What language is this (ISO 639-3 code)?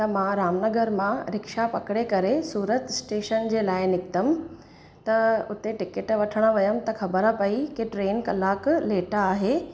snd